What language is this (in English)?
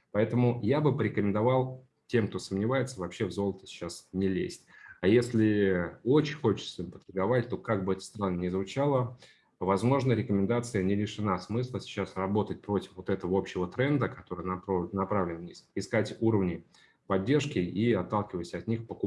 Russian